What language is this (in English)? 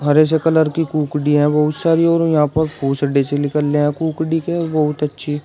Hindi